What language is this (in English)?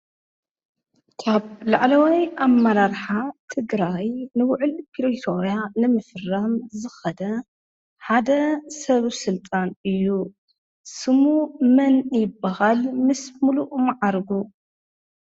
Tigrinya